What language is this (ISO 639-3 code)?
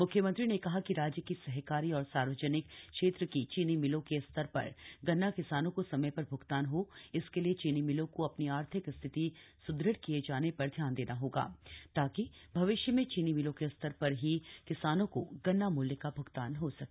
hin